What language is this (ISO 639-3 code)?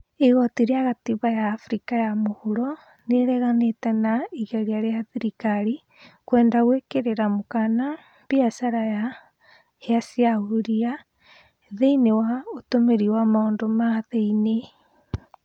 kik